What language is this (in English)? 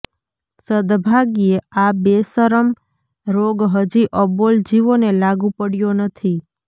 Gujarati